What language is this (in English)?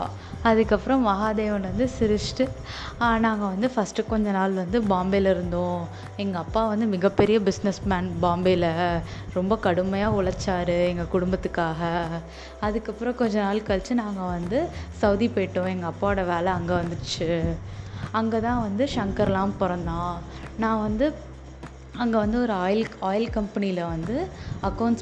Tamil